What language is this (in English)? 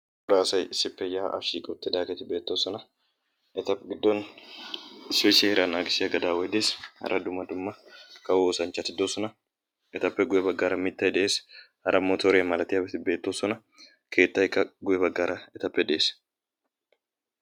Wolaytta